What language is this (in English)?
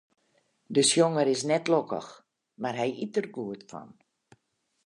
Western Frisian